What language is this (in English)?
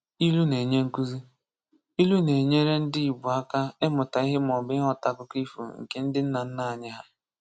Igbo